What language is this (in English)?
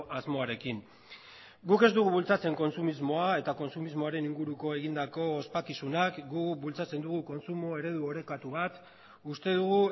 Basque